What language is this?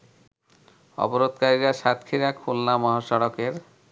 Bangla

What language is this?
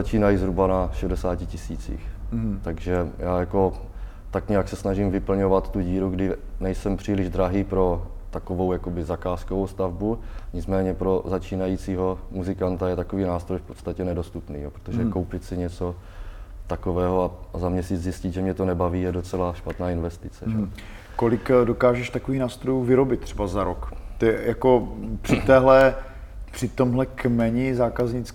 Czech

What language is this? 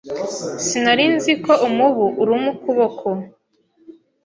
Kinyarwanda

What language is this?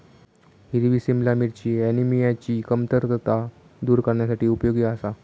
Marathi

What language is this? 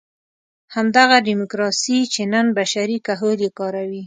Pashto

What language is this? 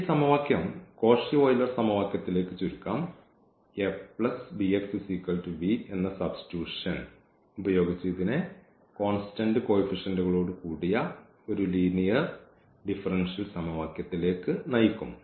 Malayalam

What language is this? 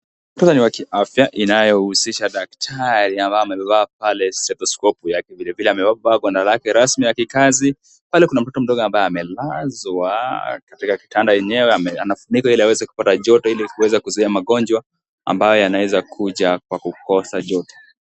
Swahili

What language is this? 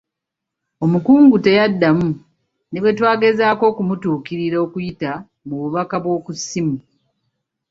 Ganda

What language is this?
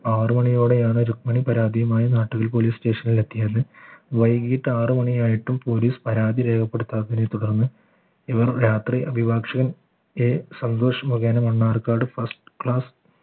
Malayalam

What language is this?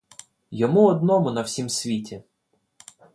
Ukrainian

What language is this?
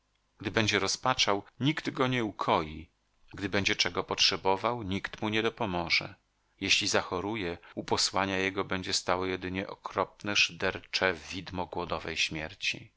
Polish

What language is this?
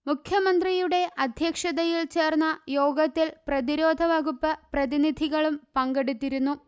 Malayalam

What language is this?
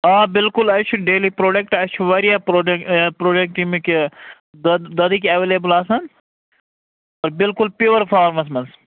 Kashmiri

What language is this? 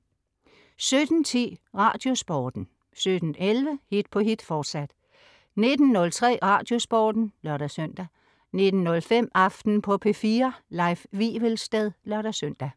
Danish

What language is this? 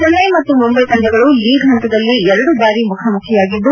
Kannada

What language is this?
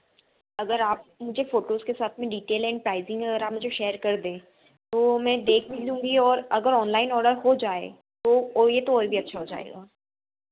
Hindi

